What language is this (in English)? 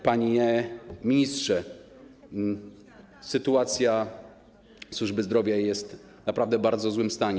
Polish